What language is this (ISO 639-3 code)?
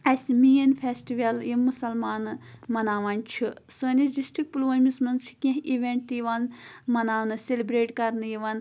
kas